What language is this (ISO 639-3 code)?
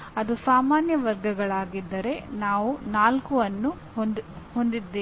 kan